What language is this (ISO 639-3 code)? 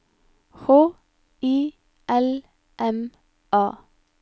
nor